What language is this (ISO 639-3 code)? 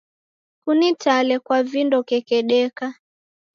dav